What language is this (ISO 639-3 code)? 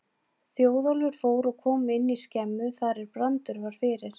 isl